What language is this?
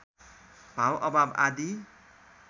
Nepali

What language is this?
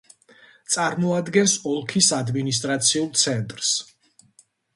Georgian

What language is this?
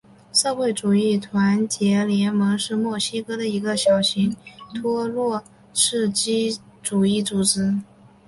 Chinese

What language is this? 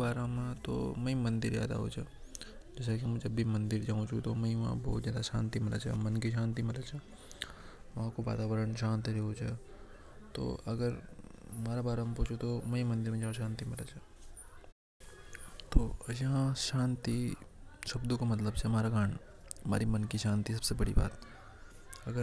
Hadothi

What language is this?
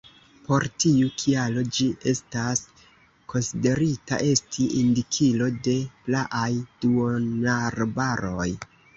Esperanto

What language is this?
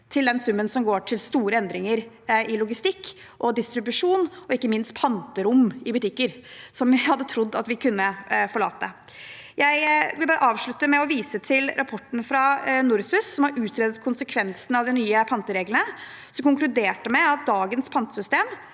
Norwegian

